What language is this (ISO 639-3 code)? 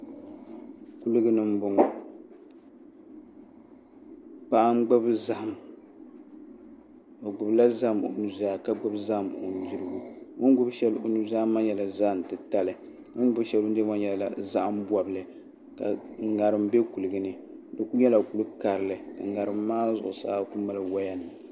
dag